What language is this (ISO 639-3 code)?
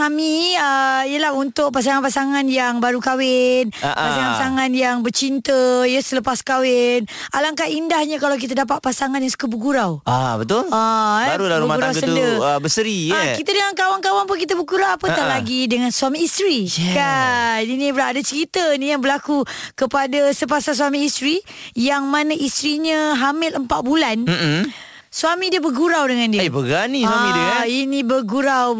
msa